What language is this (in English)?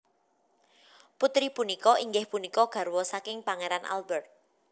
Javanese